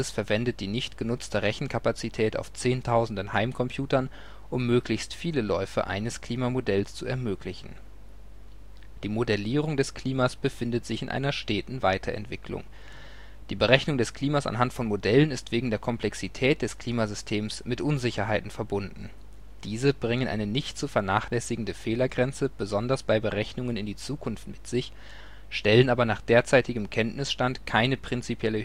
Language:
German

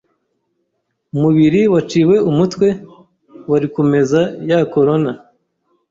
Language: Kinyarwanda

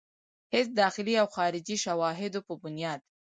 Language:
Pashto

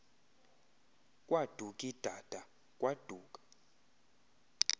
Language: Xhosa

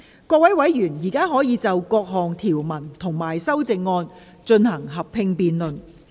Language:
Cantonese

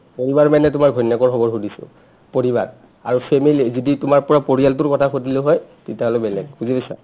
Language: Assamese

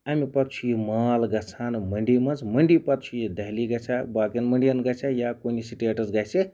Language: Kashmiri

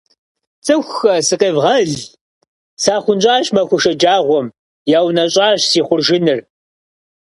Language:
Kabardian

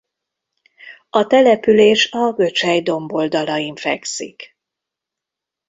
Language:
Hungarian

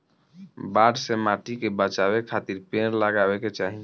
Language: Bhojpuri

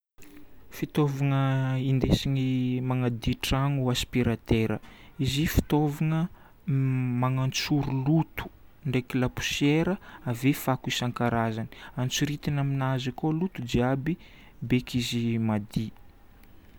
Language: Northern Betsimisaraka Malagasy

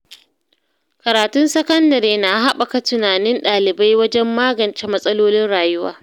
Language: Hausa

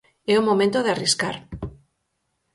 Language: Galician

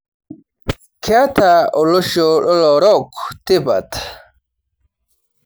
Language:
Masai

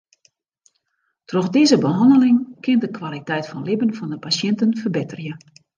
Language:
Western Frisian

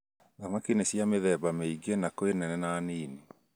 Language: Kikuyu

